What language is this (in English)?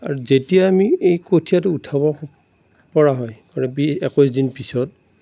Assamese